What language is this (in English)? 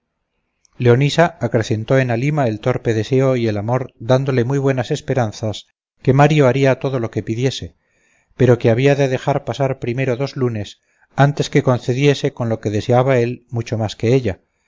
Spanish